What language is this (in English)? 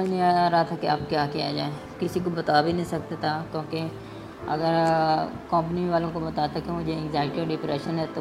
Urdu